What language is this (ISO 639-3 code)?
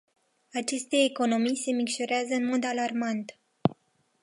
ron